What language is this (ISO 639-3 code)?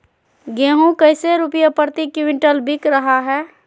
mag